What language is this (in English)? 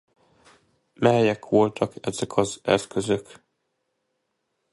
Hungarian